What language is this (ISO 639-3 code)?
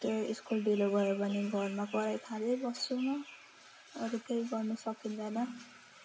nep